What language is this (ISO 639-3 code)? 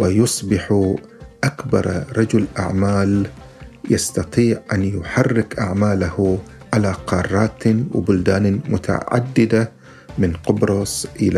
ara